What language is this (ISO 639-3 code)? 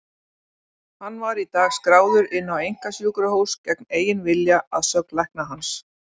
isl